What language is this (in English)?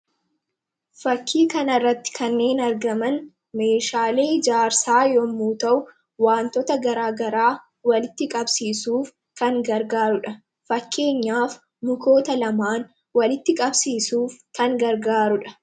Oromo